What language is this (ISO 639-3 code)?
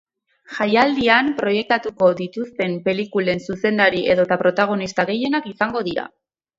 eus